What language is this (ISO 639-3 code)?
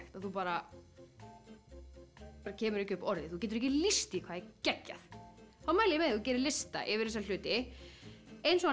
isl